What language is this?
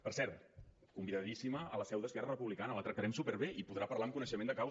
Catalan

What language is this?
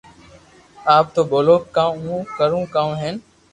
Loarki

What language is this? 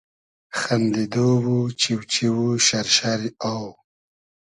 Hazaragi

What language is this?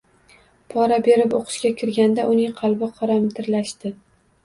Uzbek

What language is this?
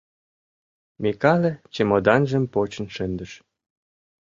Mari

